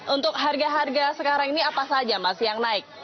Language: Indonesian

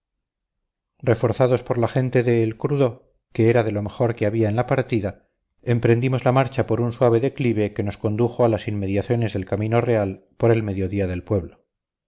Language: Spanish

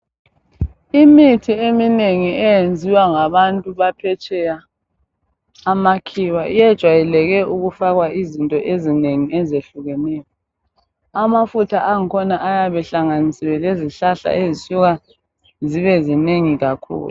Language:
North Ndebele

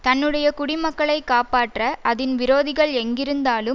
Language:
Tamil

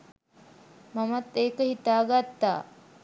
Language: Sinhala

